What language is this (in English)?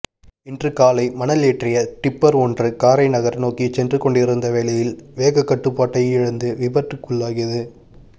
Tamil